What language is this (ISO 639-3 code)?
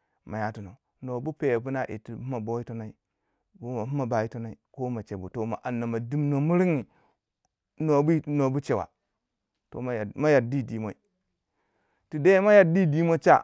wja